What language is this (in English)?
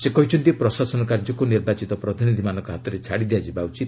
Odia